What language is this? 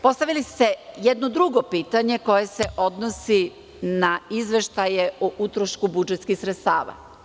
Serbian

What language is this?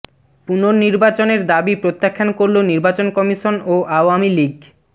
Bangla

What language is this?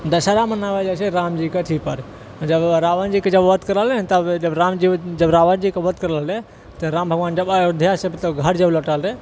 Maithili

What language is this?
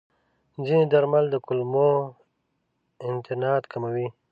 Pashto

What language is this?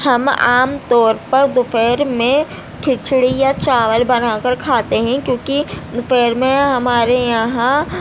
Urdu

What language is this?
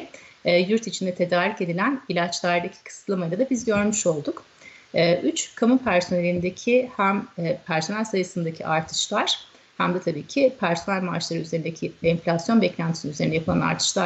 Turkish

